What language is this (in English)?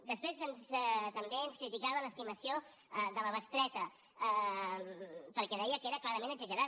Catalan